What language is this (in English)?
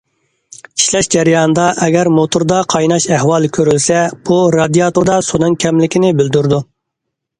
Uyghur